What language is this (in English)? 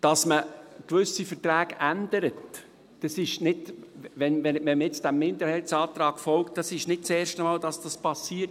Swiss German